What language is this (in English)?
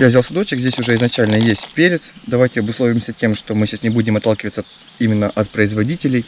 Russian